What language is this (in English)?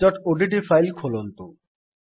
Odia